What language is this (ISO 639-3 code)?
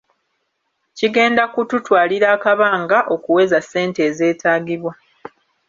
lug